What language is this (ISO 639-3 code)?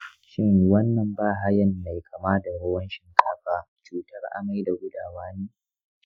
hau